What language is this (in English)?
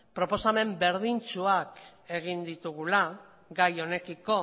Basque